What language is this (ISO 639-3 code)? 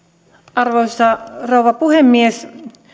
fin